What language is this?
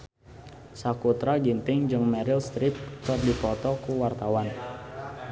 Sundanese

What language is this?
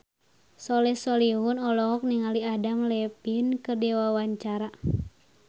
Sundanese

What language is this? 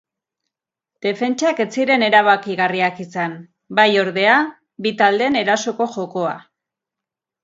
Basque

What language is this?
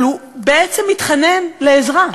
Hebrew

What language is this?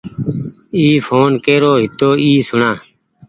Goaria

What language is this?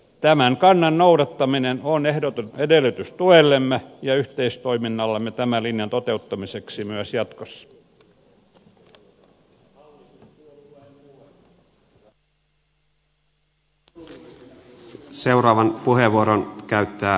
Finnish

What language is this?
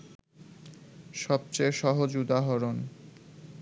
Bangla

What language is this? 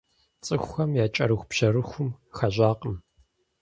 Kabardian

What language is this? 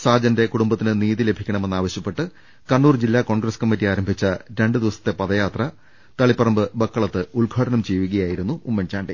Malayalam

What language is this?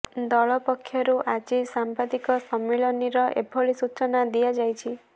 Odia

